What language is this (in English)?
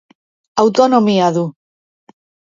Basque